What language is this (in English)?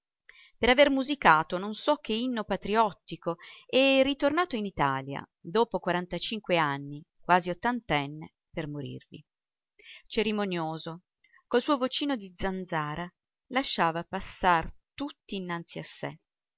Italian